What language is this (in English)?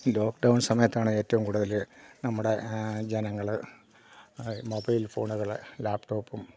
Malayalam